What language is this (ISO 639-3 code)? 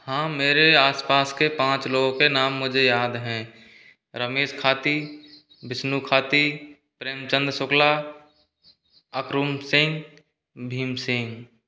hin